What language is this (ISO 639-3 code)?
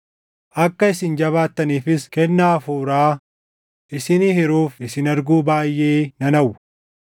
orm